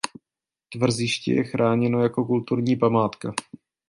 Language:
Czech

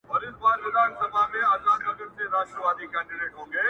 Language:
Pashto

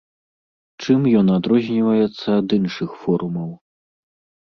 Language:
Belarusian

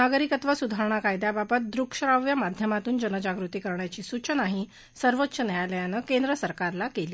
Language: Marathi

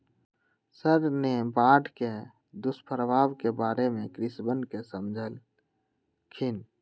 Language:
Magahi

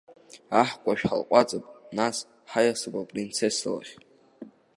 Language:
Abkhazian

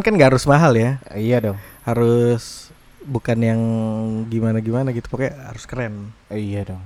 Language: Indonesian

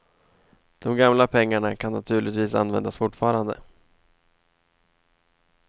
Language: Swedish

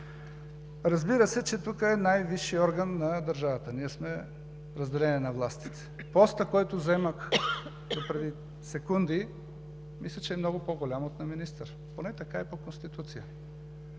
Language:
Bulgarian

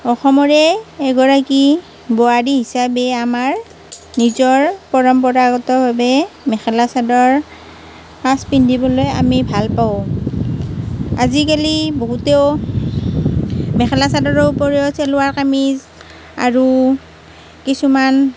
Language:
Assamese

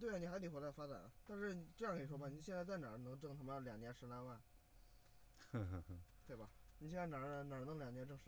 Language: Chinese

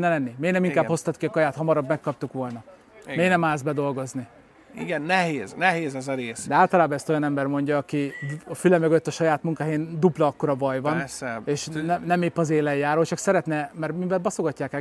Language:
Hungarian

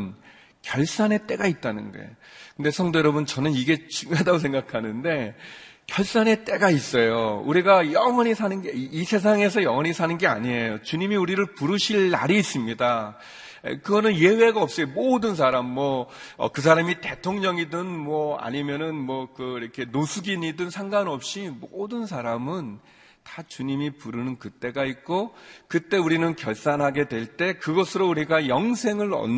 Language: Korean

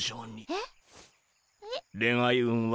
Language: Japanese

